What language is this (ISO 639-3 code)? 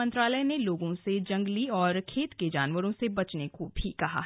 hin